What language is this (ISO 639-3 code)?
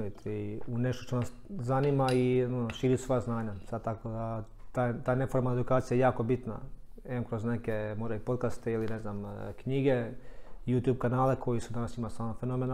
hrv